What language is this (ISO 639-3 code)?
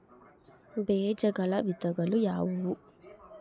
kan